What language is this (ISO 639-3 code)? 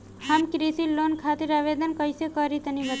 bho